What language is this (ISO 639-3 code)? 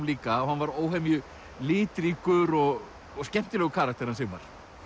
isl